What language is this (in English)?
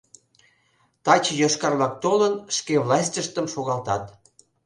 Mari